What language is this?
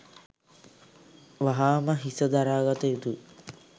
Sinhala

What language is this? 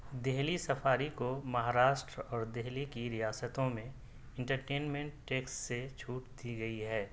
Urdu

